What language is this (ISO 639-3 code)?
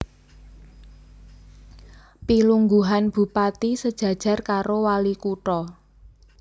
jav